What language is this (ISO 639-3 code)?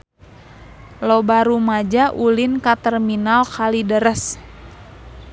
sun